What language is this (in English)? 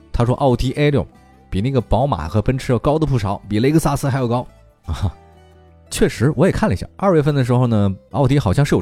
Chinese